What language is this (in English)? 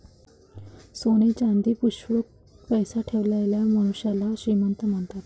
Marathi